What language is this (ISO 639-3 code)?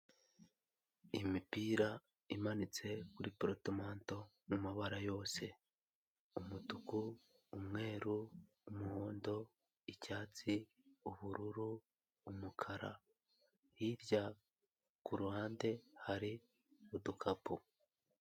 kin